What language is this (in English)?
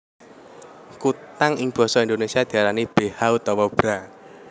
Javanese